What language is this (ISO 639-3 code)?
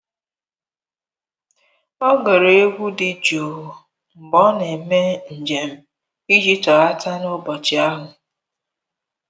ibo